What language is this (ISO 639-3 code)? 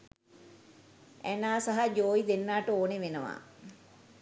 sin